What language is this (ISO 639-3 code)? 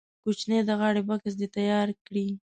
pus